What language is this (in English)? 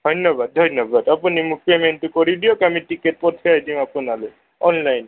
Assamese